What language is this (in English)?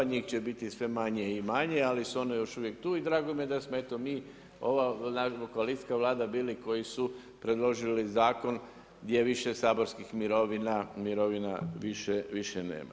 Croatian